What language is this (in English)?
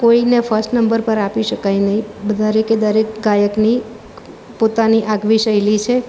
Gujarati